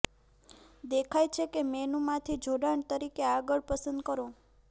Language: Gujarati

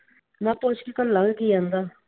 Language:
Punjabi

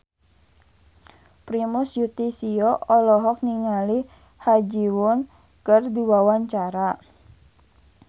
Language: Sundanese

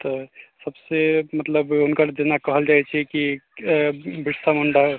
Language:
Maithili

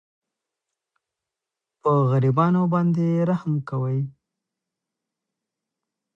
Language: Pashto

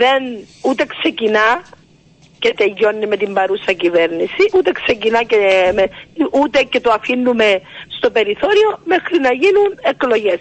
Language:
Greek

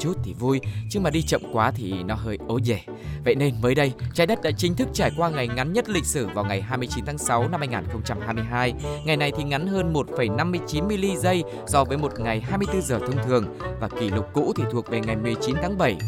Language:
Vietnamese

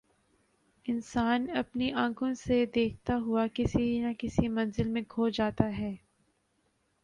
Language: Urdu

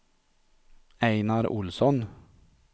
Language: Swedish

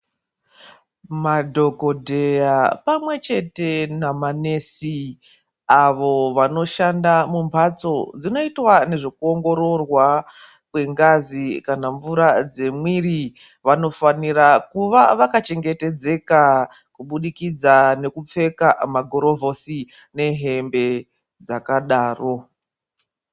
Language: Ndau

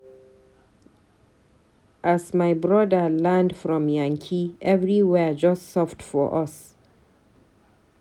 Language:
Nigerian Pidgin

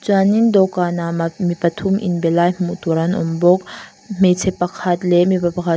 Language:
Mizo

